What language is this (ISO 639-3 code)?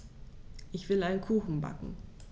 deu